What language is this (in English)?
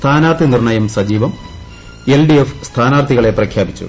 Malayalam